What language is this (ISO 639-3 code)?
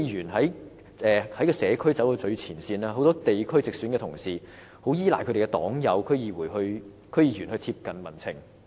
yue